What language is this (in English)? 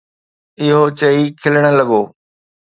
Sindhi